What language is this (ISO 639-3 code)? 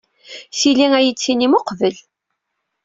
kab